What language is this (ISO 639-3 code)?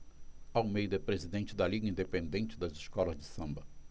por